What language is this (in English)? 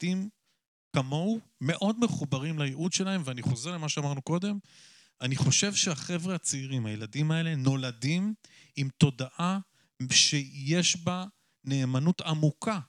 Hebrew